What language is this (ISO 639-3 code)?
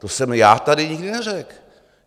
ces